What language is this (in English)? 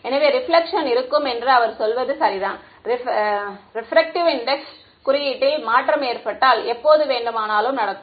Tamil